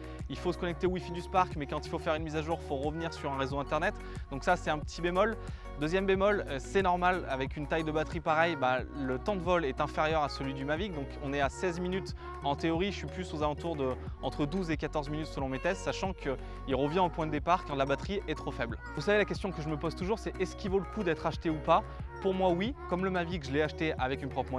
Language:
French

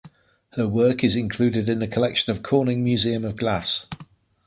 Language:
English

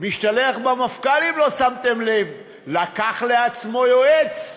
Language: Hebrew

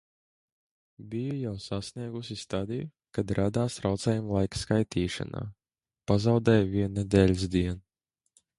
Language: Latvian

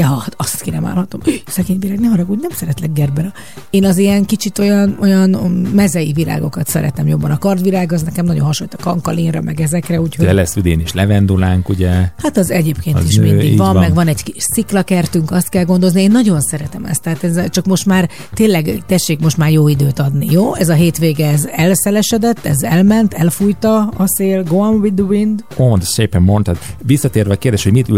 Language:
Hungarian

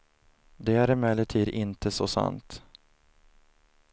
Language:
Swedish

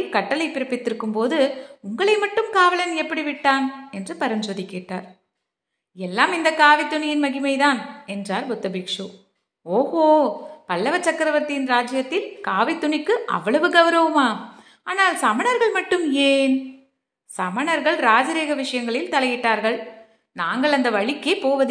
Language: Tamil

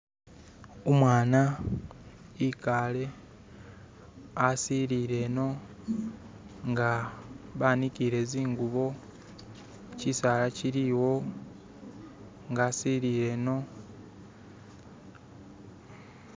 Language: Masaaba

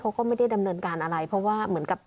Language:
Thai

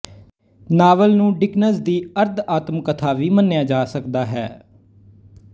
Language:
Punjabi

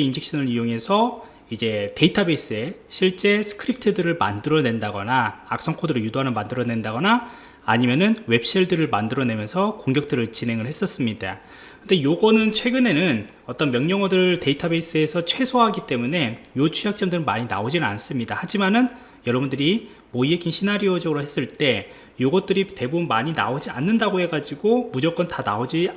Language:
Korean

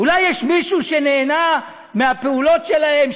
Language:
Hebrew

